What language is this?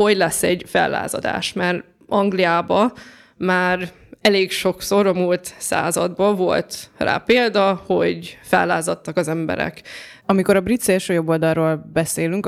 Hungarian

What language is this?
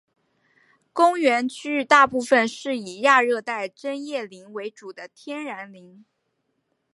Chinese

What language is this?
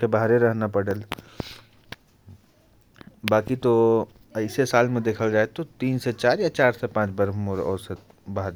Korwa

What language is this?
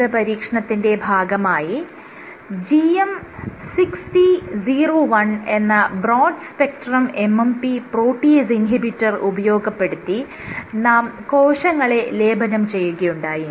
Malayalam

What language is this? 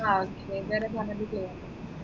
Malayalam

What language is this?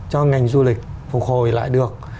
Vietnamese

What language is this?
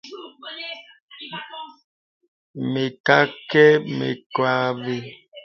Bebele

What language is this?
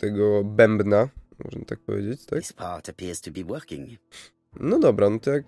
Polish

